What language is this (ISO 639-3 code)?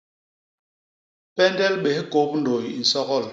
bas